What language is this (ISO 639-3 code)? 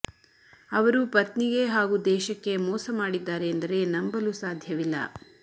kan